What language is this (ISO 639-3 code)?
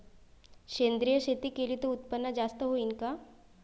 mar